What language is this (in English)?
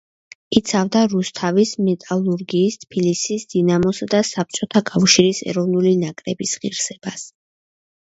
Georgian